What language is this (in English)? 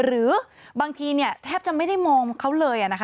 Thai